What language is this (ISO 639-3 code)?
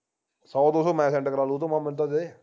pan